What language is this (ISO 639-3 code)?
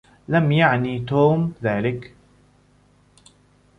ara